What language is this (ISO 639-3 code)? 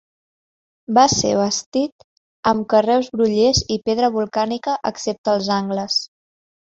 cat